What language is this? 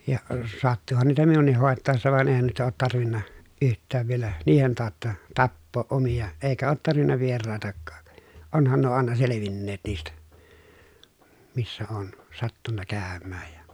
Finnish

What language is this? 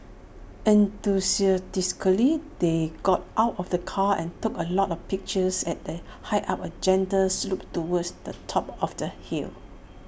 English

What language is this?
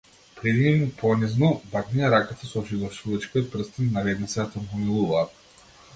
Macedonian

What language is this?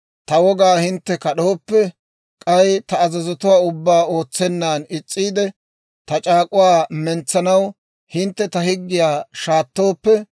Dawro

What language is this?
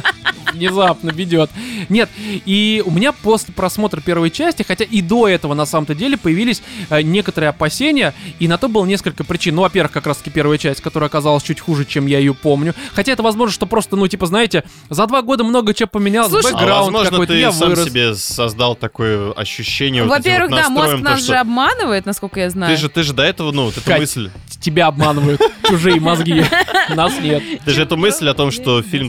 Russian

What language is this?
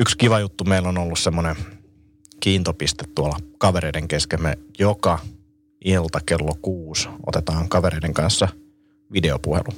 Finnish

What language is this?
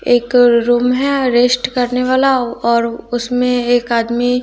Hindi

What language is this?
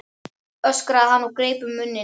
Icelandic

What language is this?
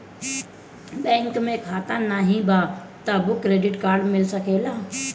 Bhojpuri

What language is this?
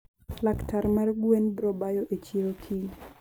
Luo (Kenya and Tanzania)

